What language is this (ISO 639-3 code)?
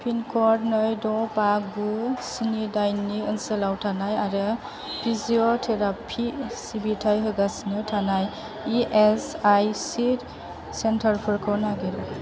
brx